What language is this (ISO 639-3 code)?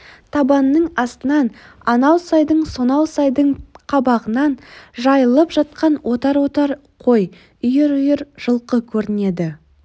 kaz